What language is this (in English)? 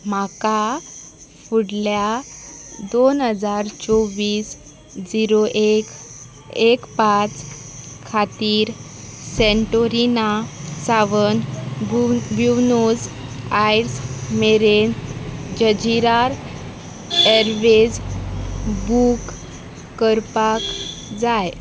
Konkani